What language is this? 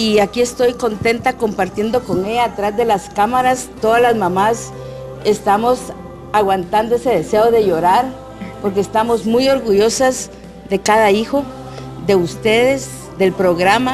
Spanish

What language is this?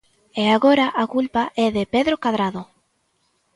Galician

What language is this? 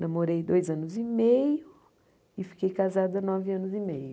Portuguese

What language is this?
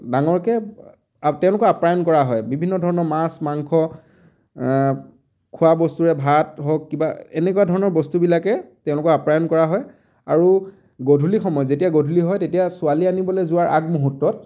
Assamese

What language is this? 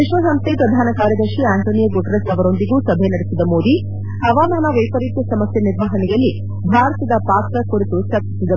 Kannada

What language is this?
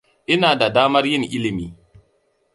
Hausa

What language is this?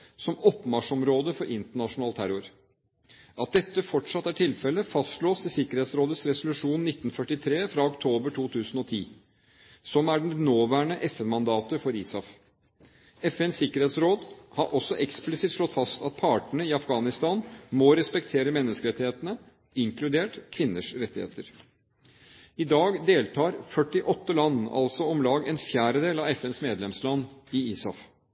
Norwegian Bokmål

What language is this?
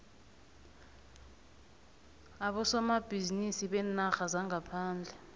South Ndebele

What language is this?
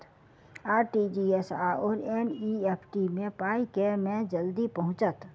Maithili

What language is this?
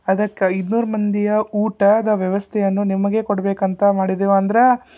Kannada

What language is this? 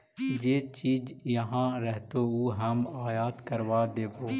Magahi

